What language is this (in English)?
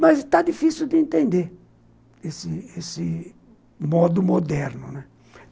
Portuguese